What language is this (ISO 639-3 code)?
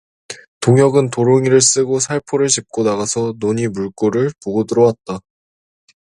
kor